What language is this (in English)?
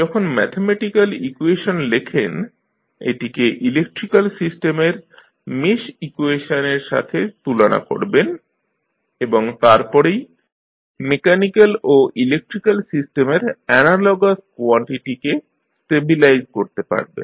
Bangla